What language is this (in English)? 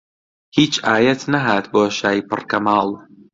Central Kurdish